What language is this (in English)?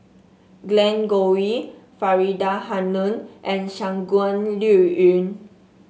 English